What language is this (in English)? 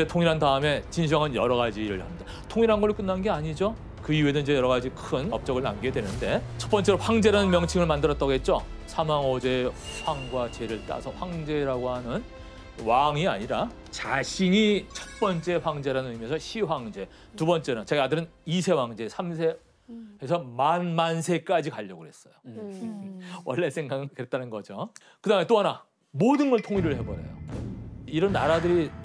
Korean